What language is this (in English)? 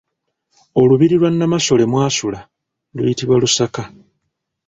Ganda